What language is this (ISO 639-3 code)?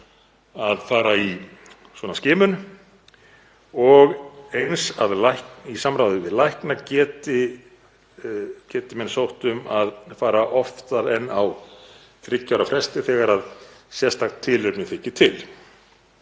isl